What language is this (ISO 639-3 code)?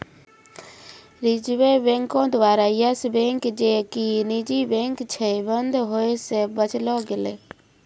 mai